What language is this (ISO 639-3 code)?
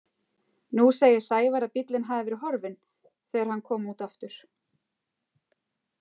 isl